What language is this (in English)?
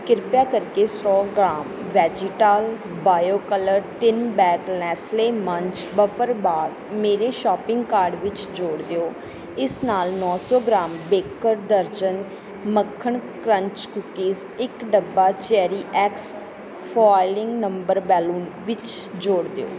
Punjabi